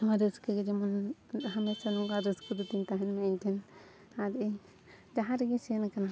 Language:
Santali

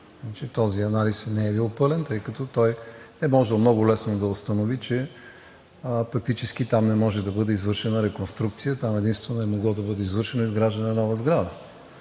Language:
Bulgarian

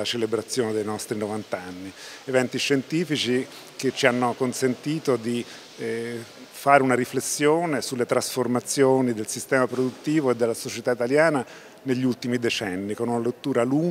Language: Italian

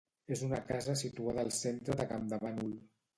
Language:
Catalan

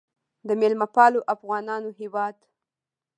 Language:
Pashto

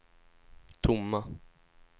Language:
Swedish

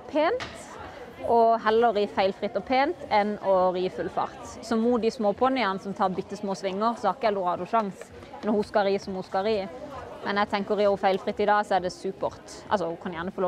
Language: Norwegian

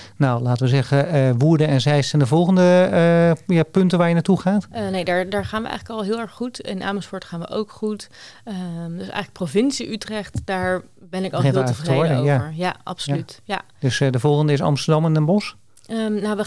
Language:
Dutch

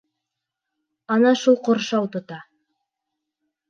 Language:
Bashkir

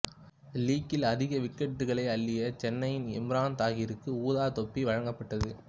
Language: Tamil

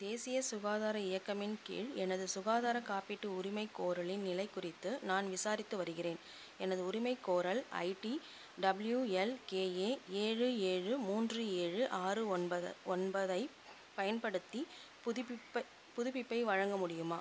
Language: Tamil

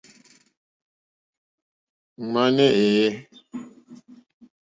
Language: Mokpwe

